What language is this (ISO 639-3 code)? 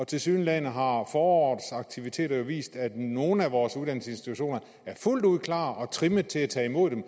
dan